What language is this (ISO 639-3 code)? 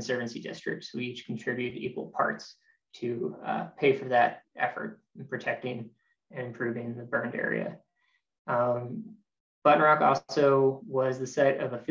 eng